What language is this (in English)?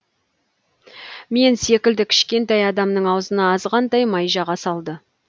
Kazakh